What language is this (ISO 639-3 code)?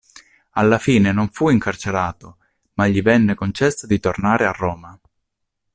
ita